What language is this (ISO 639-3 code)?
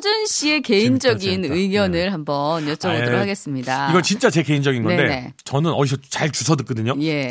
kor